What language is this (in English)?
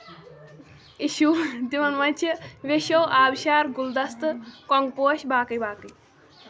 Kashmiri